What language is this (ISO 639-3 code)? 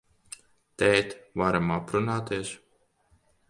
lav